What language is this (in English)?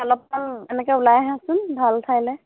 Assamese